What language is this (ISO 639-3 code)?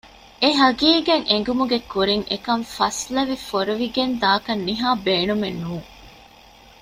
div